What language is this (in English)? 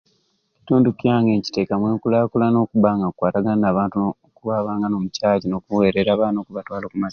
Ruuli